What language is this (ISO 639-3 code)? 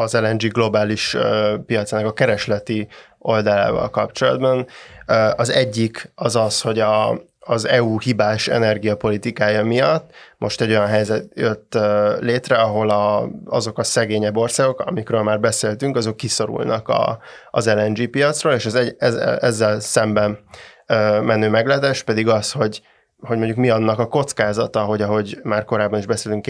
hun